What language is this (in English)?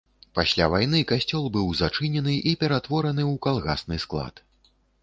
Belarusian